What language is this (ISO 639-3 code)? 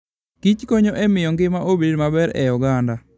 luo